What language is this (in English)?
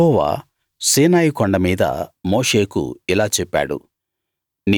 Telugu